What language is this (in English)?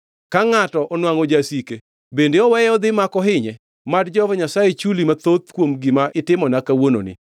Luo (Kenya and Tanzania)